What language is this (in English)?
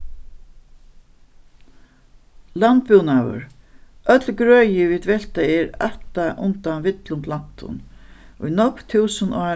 Faroese